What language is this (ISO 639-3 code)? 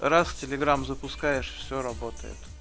rus